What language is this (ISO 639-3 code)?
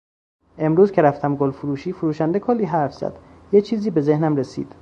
fas